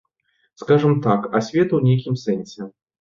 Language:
Belarusian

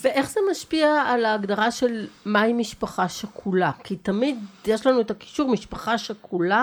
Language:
Hebrew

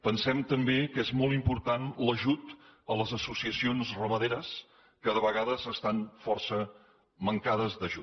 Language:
Catalan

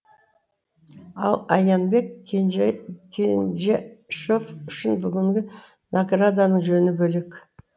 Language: Kazakh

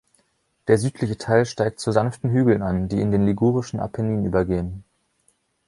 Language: German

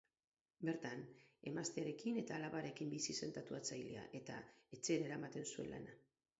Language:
Basque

